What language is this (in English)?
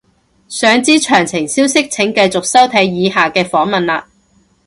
Cantonese